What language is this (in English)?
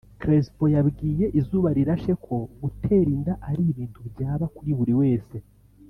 Kinyarwanda